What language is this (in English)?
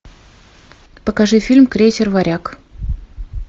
Russian